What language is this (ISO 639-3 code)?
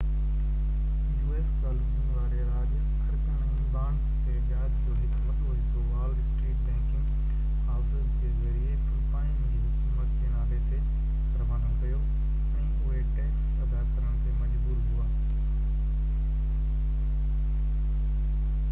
snd